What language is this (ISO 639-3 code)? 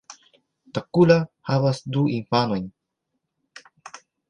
epo